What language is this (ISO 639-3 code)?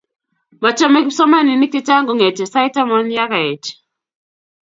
kln